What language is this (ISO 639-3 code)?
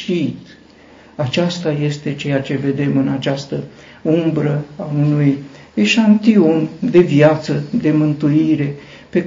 ron